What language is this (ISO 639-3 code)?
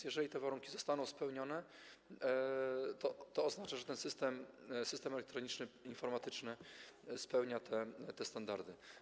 pol